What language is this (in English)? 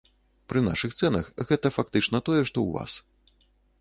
Belarusian